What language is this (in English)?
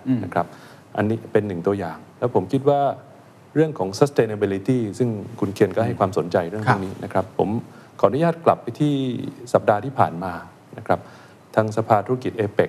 Thai